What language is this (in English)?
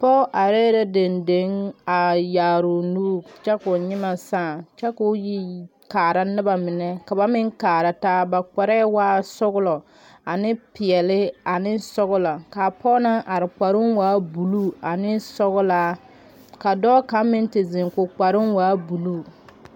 Southern Dagaare